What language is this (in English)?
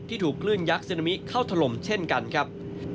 Thai